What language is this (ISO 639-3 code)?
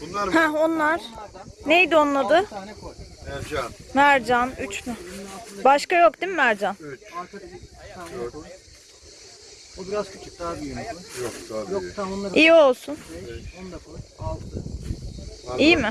tur